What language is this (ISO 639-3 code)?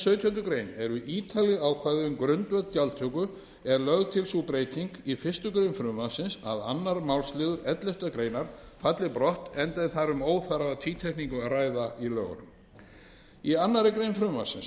isl